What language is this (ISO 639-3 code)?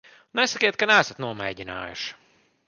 lav